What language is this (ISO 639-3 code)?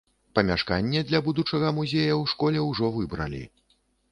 bel